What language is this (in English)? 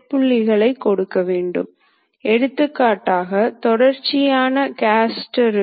Tamil